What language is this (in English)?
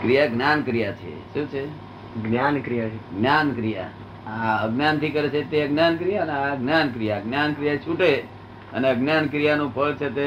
Gujarati